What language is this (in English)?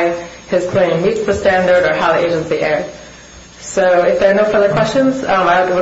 English